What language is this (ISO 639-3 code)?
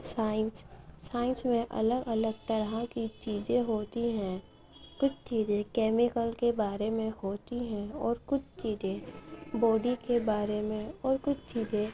urd